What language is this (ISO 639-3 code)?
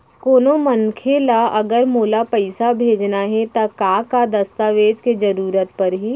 hne